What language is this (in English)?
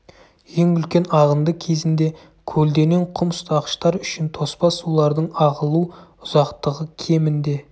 Kazakh